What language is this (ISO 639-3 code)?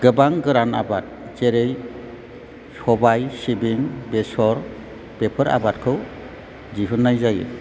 brx